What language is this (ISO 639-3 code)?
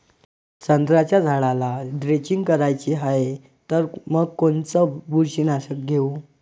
mar